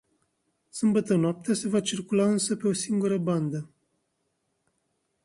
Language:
Romanian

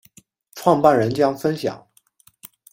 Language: Chinese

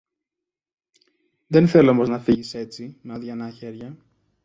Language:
Greek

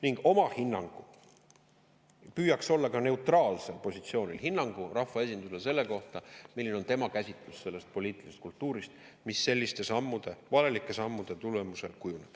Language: Estonian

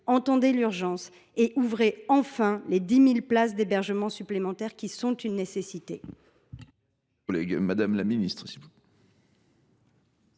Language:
French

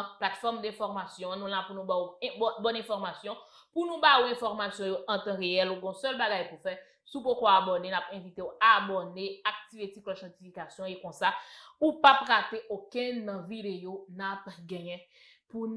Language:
French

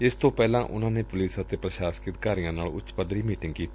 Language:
Punjabi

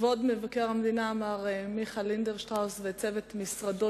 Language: Hebrew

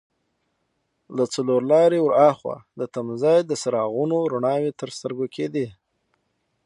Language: Pashto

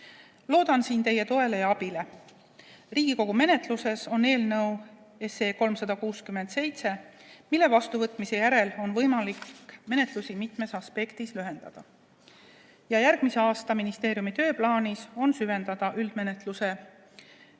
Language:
Estonian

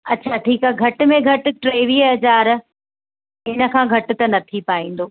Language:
Sindhi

